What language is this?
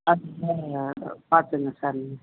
Tamil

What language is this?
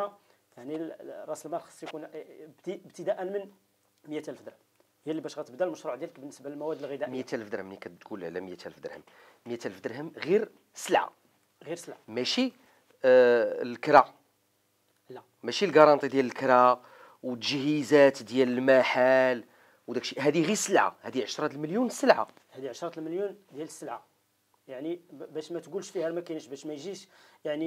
Arabic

